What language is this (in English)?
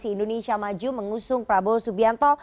Indonesian